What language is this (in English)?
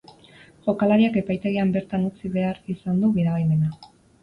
Basque